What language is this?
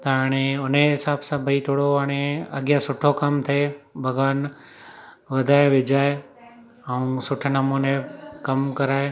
Sindhi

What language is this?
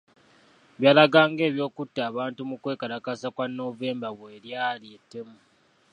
Ganda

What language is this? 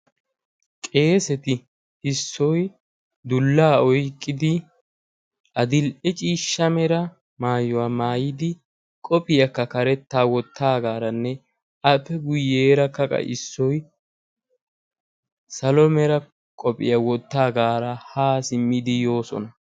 Wolaytta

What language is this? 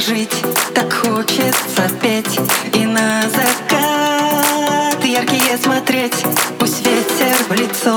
Russian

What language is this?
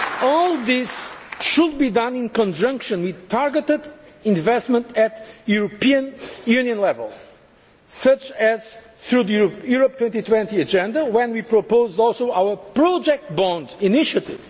English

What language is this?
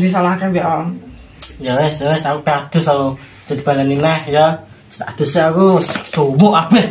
Indonesian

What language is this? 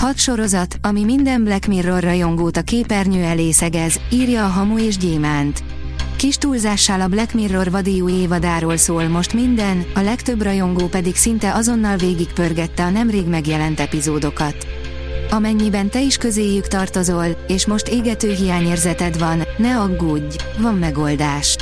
Hungarian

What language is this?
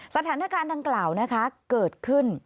Thai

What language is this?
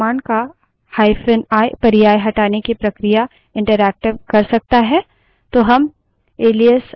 Hindi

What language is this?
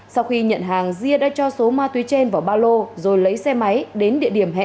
Vietnamese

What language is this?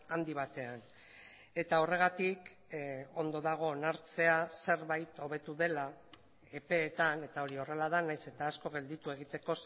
Basque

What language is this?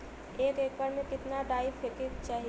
Bhojpuri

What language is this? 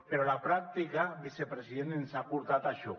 Catalan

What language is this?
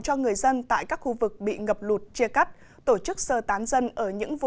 Vietnamese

